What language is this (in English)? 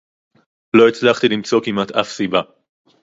Hebrew